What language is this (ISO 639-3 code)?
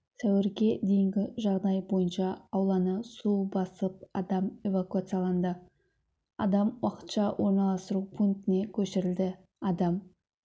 kaz